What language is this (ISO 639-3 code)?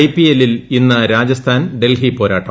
mal